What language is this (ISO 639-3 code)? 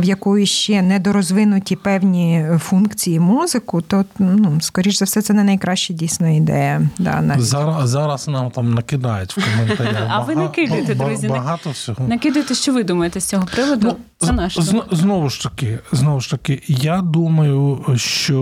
ukr